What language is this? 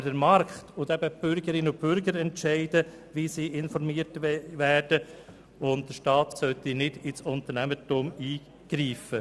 Swiss German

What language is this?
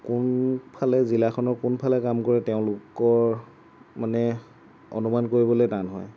Assamese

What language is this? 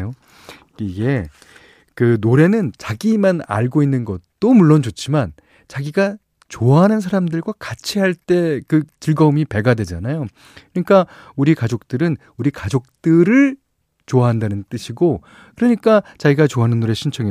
Korean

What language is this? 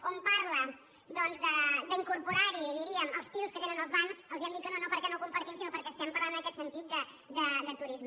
Catalan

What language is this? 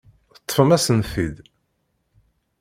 Kabyle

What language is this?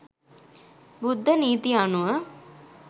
Sinhala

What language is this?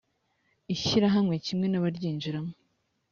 Kinyarwanda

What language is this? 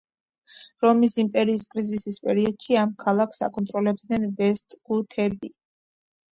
Georgian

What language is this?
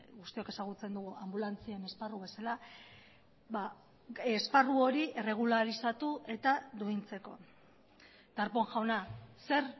Basque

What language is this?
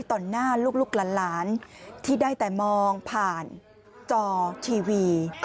Thai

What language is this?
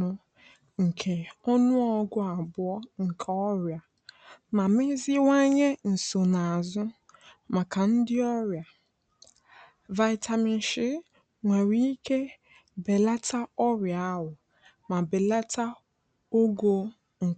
Igbo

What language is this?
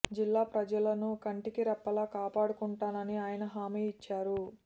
Telugu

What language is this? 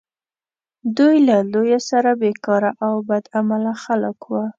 Pashto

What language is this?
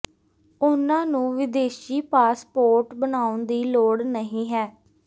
Punjabi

